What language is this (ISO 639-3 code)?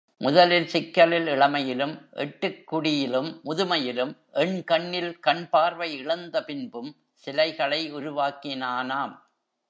tam